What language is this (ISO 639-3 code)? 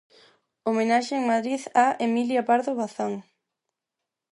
glg